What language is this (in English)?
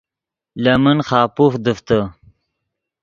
Yidgha